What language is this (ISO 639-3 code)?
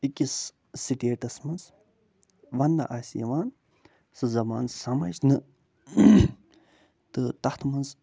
kas